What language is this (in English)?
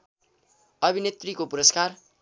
Nepali